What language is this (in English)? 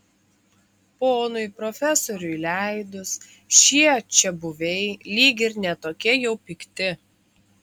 Lithuanian